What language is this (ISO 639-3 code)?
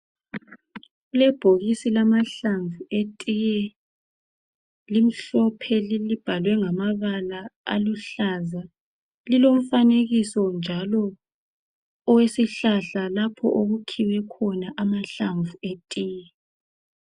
nde